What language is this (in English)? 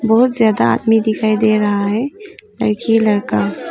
Hindi